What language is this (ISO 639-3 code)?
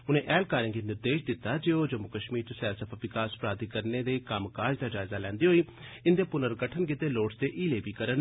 doi